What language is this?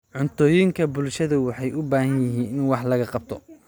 Somali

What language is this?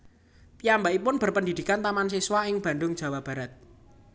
Javanese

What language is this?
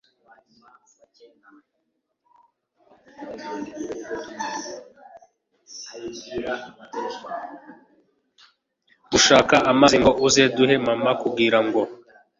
Kinyarwanda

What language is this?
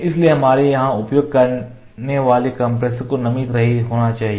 Hindi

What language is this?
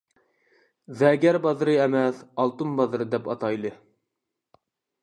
Uyghur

